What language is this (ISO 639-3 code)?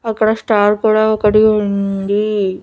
tel